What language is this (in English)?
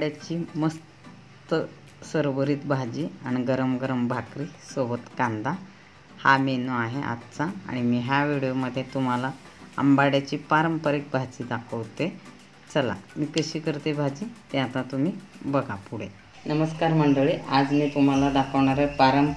Hindi